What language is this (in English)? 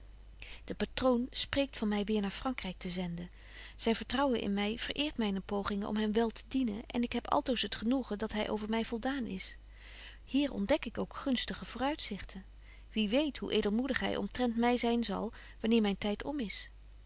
Dutch